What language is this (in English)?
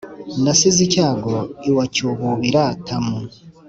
Kinyarwanda